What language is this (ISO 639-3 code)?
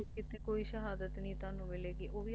pan